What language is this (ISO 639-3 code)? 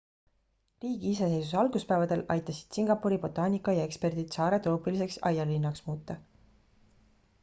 est